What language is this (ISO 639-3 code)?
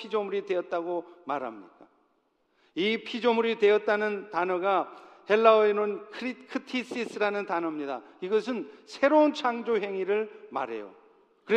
kor